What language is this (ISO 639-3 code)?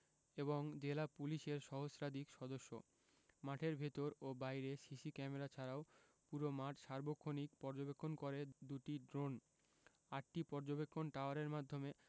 ben